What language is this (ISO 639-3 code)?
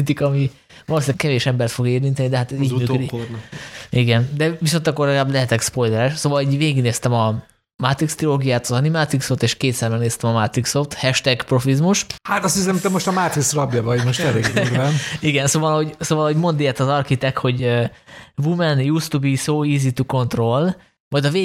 hun